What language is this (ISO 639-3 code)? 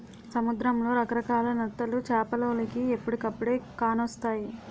tel